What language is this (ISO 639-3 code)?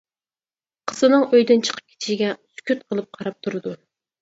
uig